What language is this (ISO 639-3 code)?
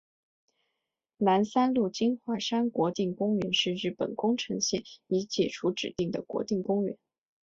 zho